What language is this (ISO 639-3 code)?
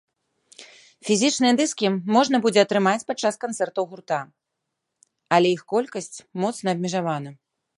bel